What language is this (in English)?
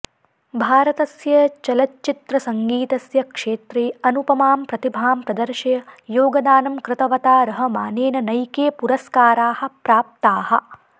Sanskrit